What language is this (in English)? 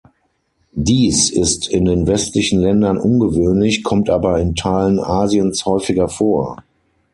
German